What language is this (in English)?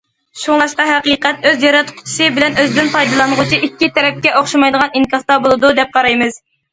Uyghur